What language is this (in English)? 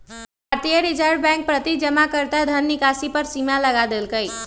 Magahi